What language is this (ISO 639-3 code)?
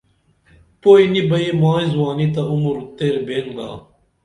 dml